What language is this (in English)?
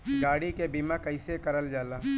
Bhojpuri